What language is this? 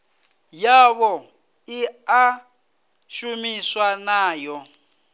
Venda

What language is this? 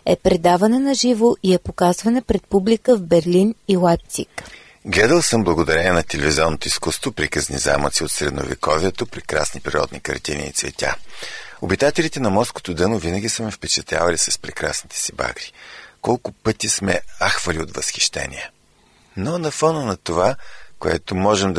Bulgarian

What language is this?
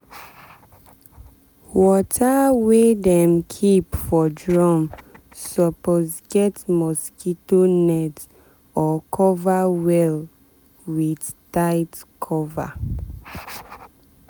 Nigerian Pidgin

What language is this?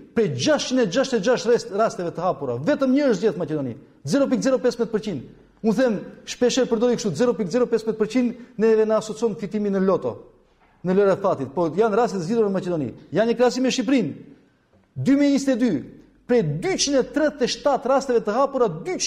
Romanian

